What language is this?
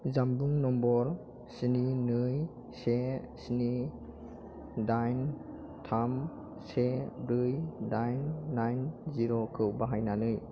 Bodo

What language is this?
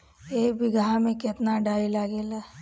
Bhojpuri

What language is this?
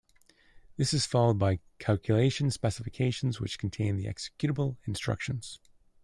English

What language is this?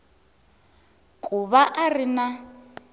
Tsonga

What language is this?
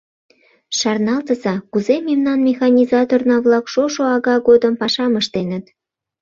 Mari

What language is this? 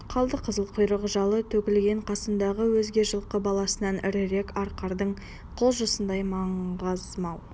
Kazakh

